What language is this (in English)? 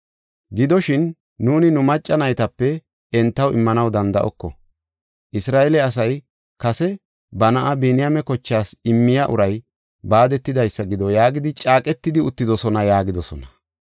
Gofa